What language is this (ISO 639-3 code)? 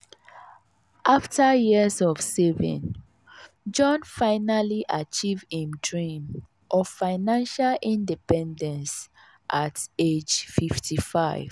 pcm